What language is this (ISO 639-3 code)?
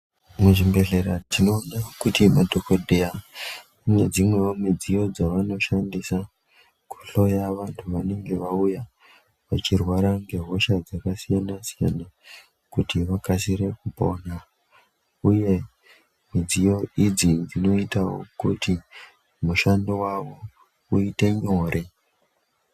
ndc